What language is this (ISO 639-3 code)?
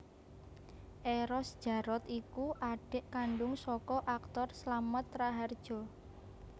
jav